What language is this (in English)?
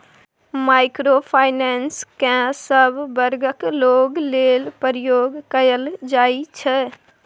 Maithili